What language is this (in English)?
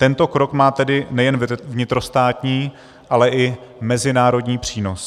Czech